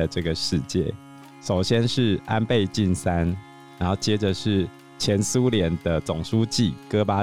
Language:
Chinese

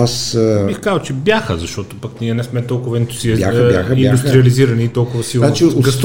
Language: Bulgarian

